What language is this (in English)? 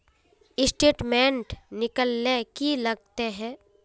Magahi